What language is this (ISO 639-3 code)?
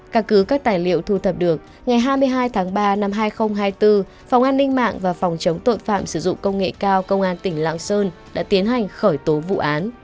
vie